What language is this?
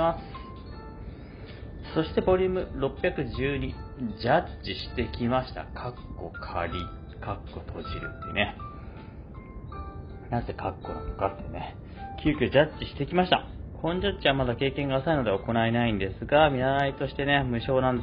Japanese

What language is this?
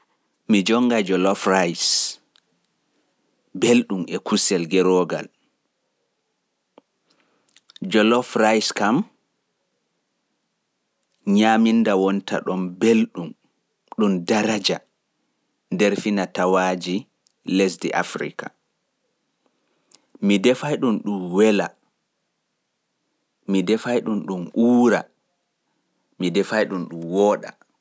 Fula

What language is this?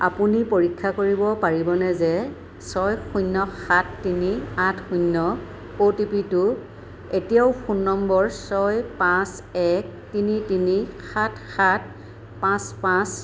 Assamese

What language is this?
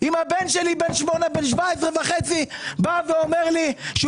Hebrew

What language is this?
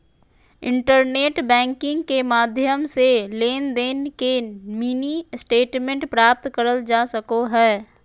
Magahi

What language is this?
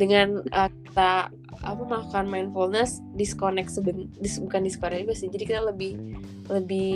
Indonesian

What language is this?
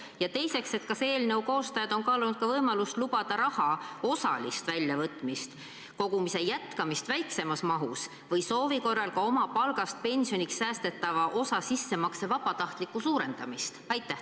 Estonian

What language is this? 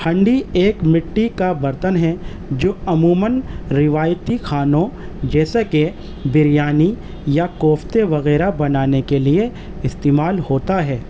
Urdu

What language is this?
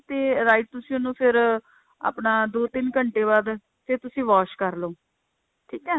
Punjabi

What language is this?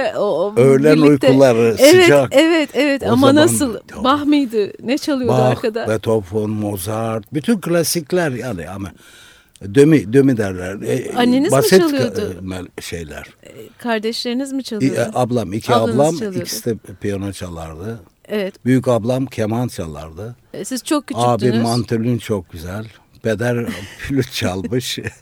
Turkish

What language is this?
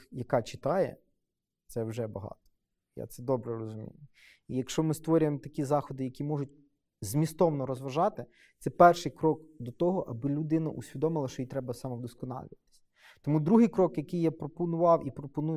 Ukrainian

